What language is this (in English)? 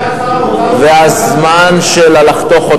Hebrew